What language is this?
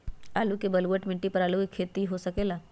Magahi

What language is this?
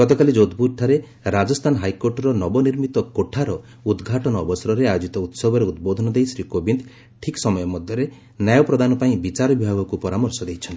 Odia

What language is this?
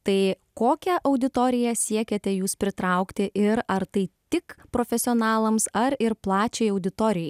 Lithuanian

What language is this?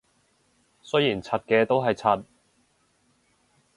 Cantonese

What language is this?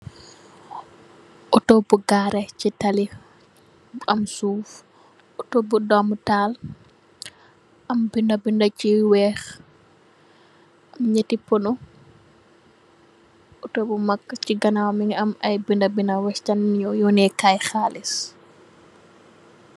Wolof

